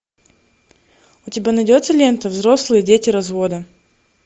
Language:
Russian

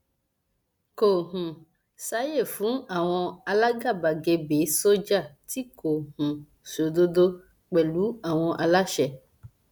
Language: Yoruba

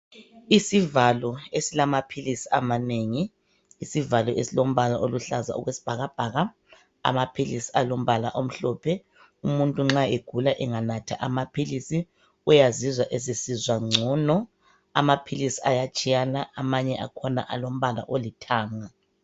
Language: North Ndebele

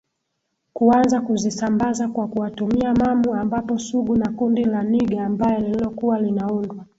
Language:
Swahili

